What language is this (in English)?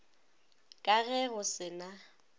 Northern Sotho